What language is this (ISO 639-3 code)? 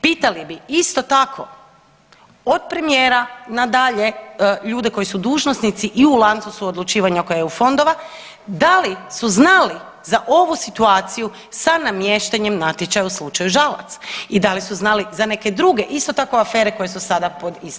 hrv